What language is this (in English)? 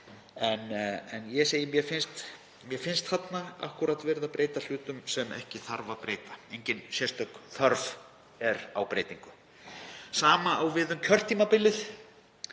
Icelandic